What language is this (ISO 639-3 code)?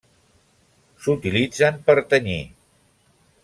cat